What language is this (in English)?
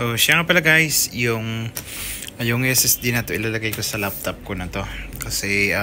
Filipino